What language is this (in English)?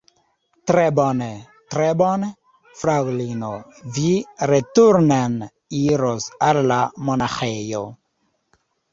Esperanto